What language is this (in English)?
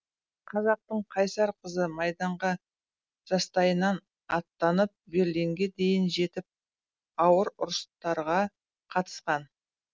Kazakh